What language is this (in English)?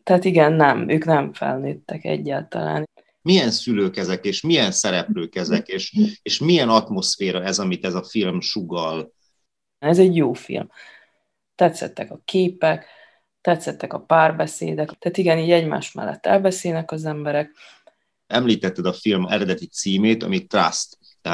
Hungarian